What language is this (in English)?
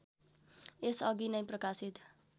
Nepali